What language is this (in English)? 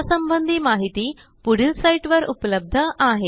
Marathi